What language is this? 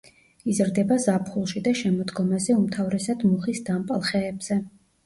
Georgian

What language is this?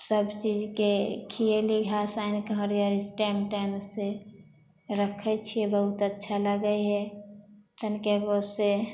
Maithili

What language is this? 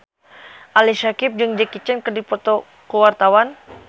Sundanese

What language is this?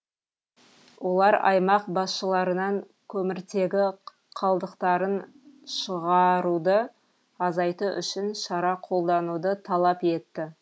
Kazakh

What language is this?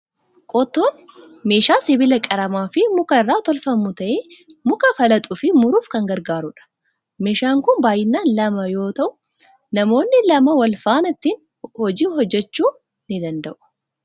Oromo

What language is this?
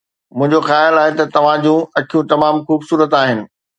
Sindhi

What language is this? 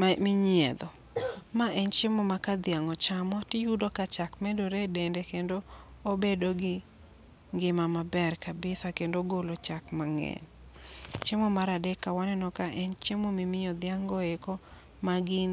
Luo (Kenya and Tanzania)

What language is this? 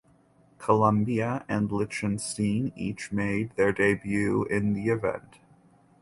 English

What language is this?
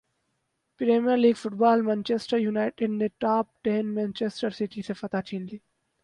Urdu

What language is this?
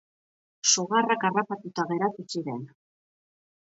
Basque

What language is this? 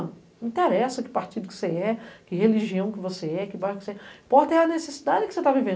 Portuguese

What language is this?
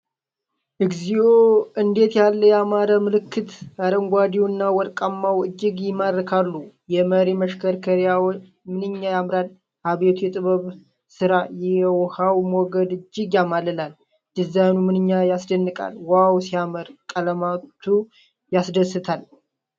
Amharic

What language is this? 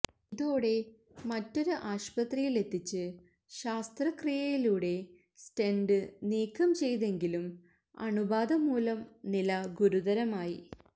Malayalam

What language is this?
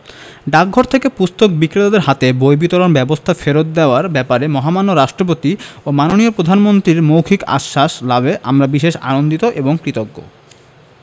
Bangla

